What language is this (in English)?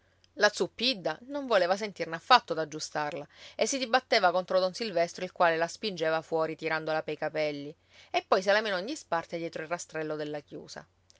Italian